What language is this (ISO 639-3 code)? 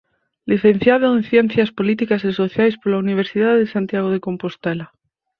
glg